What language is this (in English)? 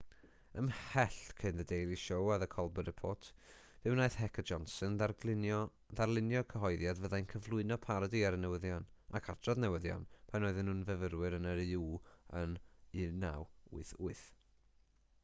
Welsh